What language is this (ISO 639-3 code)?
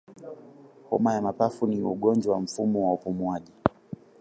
swa